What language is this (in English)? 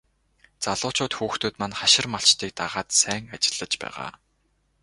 Mongolian